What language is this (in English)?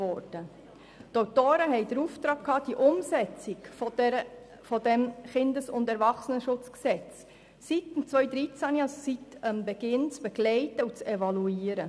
Swiss German